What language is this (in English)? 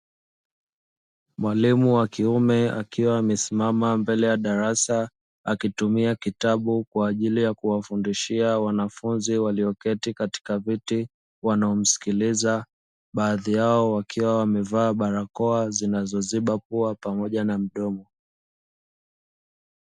Swahili